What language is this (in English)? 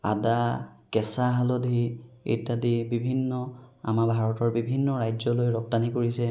Assamese